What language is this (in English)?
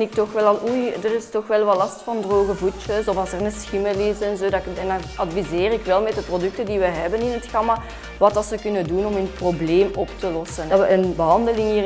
Dutch